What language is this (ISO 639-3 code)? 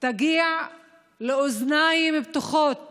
heb